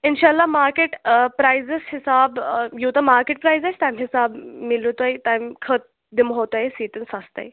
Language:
Kashmiri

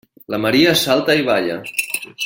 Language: Catalan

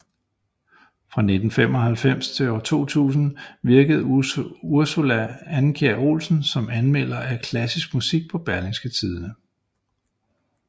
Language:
Danish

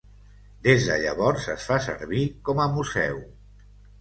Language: Catalan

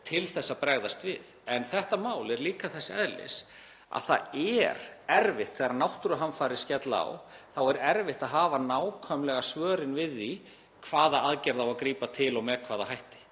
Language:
Icelandic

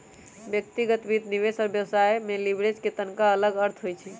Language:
Magahi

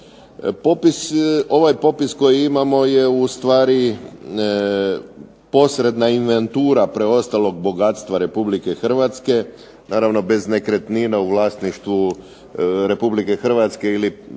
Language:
Croatian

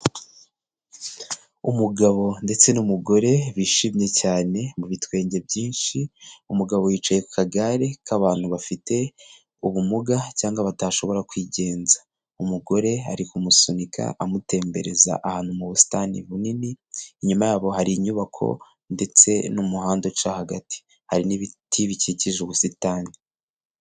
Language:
Kinyarwanda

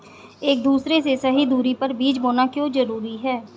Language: Hindi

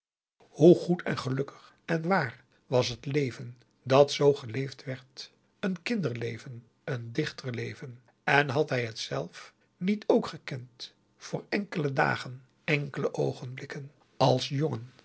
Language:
Dutch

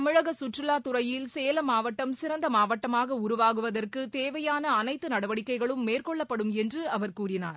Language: Tamil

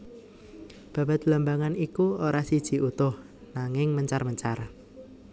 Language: Javanese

